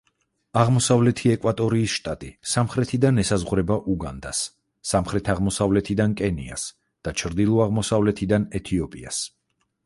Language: Georgian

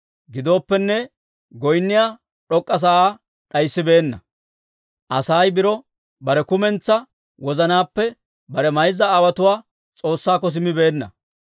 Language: Dawro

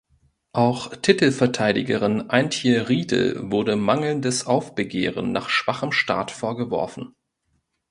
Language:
German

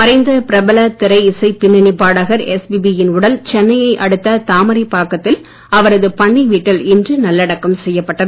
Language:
Tamil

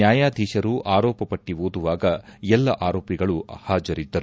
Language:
Kannada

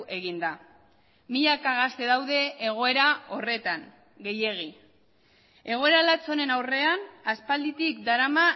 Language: Basque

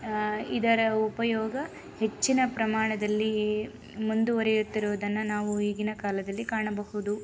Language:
Kannada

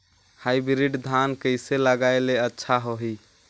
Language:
Chhattisgarhi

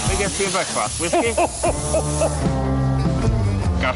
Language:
Welsh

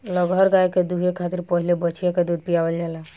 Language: Bhojpuri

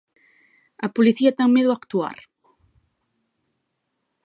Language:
Galician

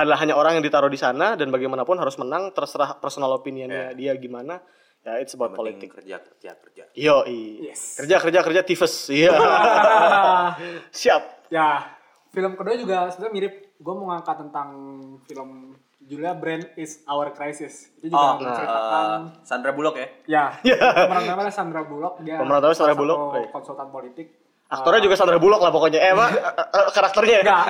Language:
Indonesian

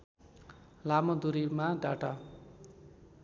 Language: Nepali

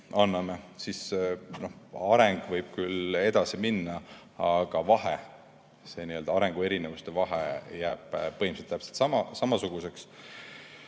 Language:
Estonian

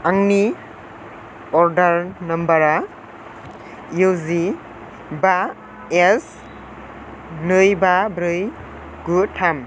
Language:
Bodo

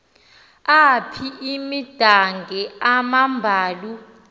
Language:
Xhosa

